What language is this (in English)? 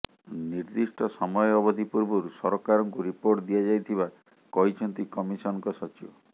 Odia